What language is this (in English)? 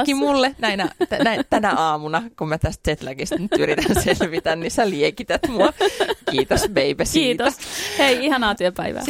Finnish